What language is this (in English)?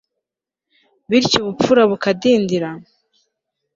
Kinyarwanda